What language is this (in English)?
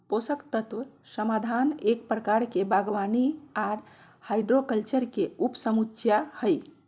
Magahi